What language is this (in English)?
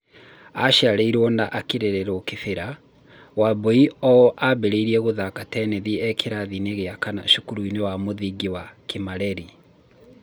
Kikuyu